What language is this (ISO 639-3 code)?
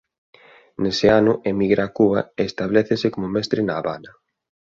glg